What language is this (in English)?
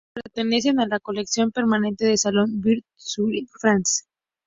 Spanish